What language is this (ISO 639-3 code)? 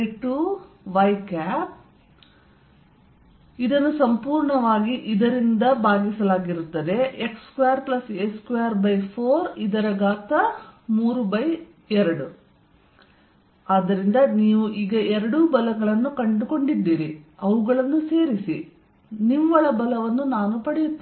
kan